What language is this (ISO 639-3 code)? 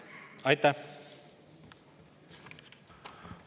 est